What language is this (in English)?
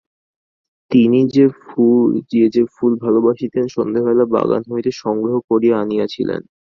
Bangla